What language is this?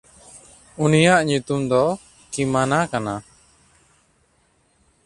Santali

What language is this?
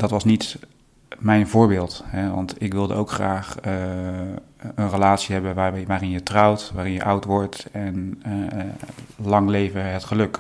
Dutch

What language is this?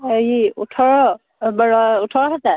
Assamese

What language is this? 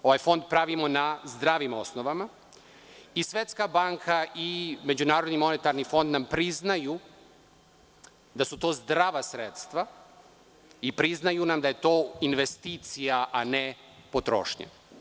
Serbian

